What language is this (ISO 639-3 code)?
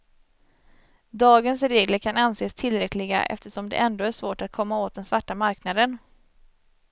swe